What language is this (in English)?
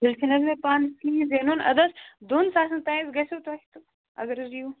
Kashmiri